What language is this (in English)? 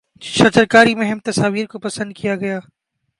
Urdu